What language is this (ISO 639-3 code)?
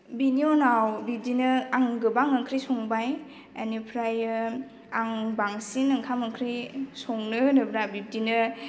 brx